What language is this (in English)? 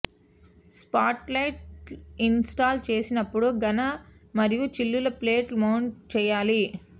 Telugu